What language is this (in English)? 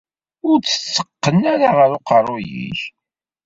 Kabyle